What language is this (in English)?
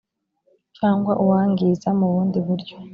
Kinyarwanda